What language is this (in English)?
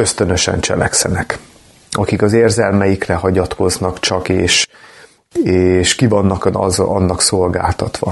Hungarian